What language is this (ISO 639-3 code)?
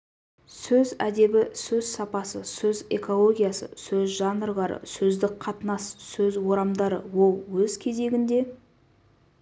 kaz